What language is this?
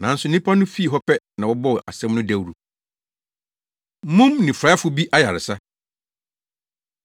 Akan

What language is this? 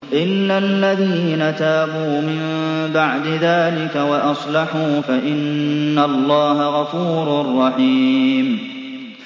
Arabic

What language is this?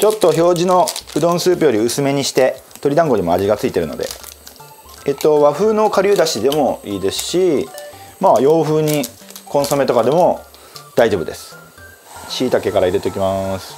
Japanese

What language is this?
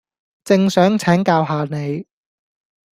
Cantonese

